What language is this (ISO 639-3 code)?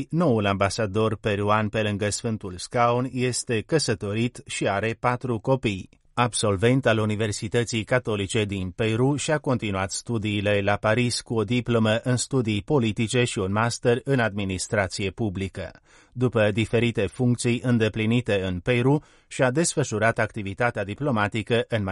ron